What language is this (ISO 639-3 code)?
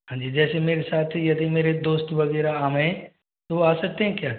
hin